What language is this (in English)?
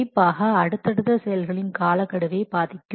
Tamil